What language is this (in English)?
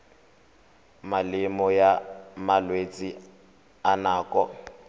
Tswana